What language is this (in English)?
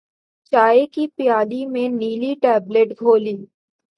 Urdu